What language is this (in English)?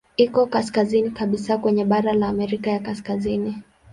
Swahili